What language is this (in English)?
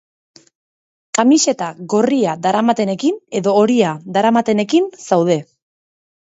Basque